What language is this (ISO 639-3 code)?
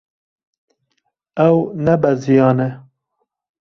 kur